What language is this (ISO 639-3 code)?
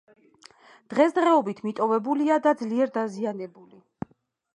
kat